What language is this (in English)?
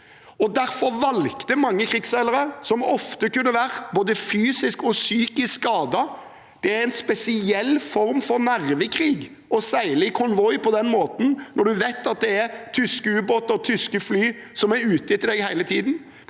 Norwegian